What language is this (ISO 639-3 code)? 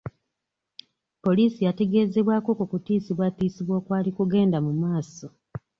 lug